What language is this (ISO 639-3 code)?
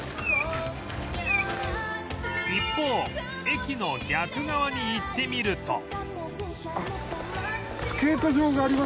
jpn